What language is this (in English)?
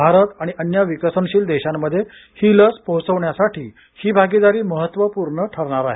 Marathi